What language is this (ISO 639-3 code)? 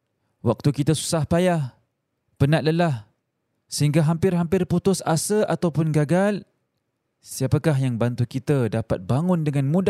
msa